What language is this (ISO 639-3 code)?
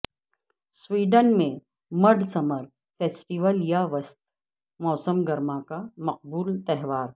urd